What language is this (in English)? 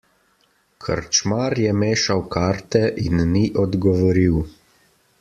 Slovenian